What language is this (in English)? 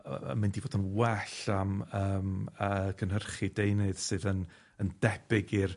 Welsh